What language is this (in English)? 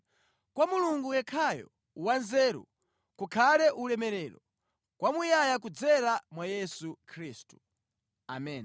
Nyanja